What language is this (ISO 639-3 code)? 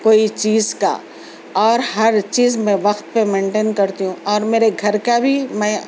urd